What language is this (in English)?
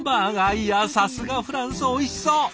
Japanese